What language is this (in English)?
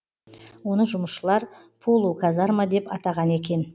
Kazakh